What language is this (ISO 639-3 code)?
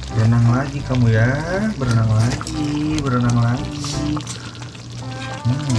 ind